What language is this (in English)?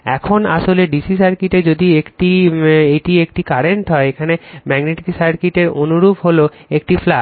Bangla